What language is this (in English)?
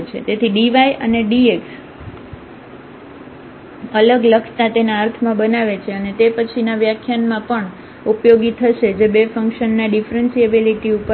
Gujarati